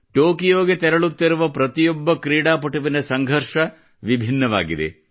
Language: Kannada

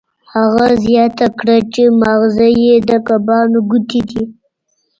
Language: Pashto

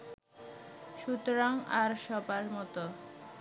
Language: Bangla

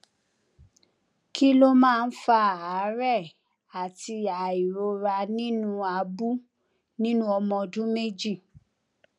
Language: Yoruba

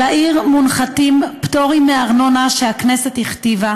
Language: Hebrew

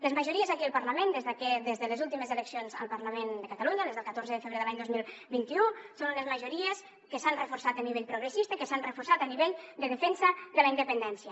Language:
Catalan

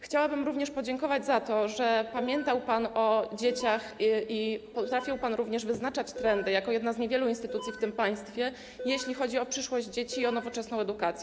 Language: Polish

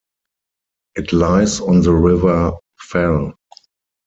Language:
English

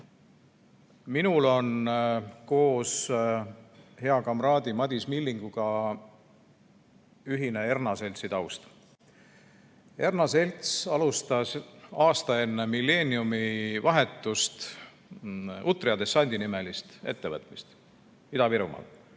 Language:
Estonian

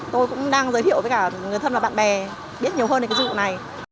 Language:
Vietnamese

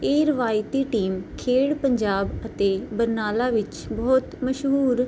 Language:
Punjabi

